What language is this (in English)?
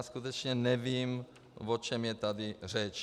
Czech